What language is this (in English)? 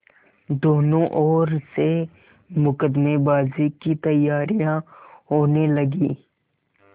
Hindi